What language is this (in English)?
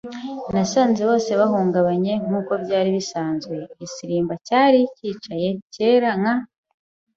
Kinyarwanda